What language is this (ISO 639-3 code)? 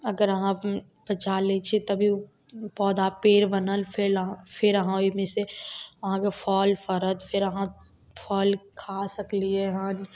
mai